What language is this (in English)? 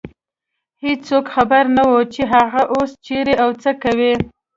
Pashto